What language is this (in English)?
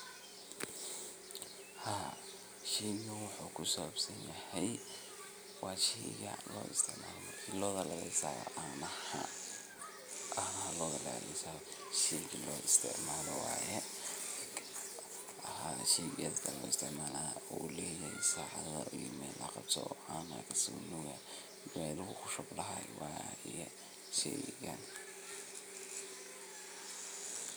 Somali